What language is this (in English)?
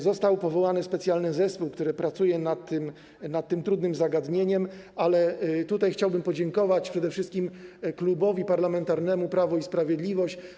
Polish